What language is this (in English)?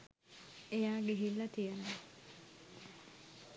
Sinhala